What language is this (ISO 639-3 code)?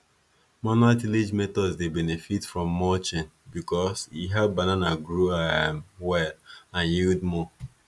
pcm